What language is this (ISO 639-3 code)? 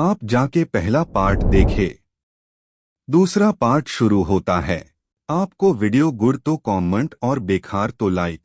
hin